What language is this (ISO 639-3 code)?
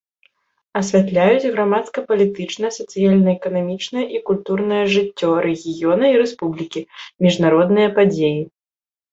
bel